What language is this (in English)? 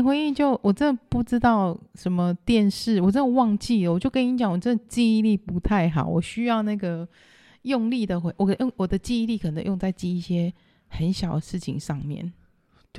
Chinese